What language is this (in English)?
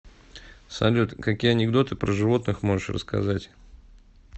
Russian